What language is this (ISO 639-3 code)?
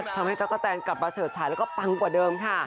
tha